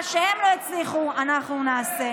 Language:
Hebrew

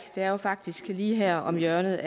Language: Danish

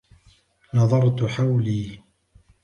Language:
Arabic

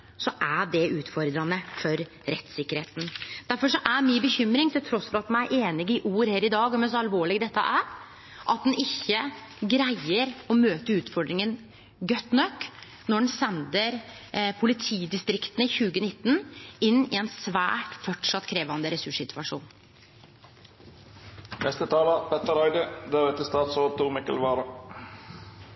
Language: Norwegian Nynorsk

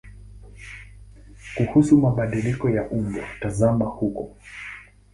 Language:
Swahili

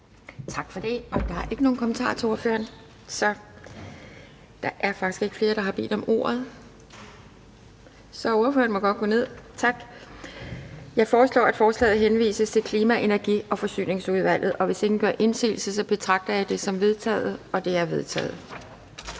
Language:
Danish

